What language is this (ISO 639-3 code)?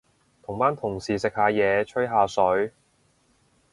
yue